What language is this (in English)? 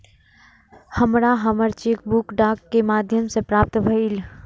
Maithili